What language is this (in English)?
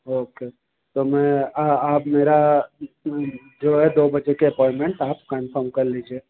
Hindi